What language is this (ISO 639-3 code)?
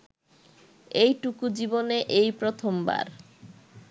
ben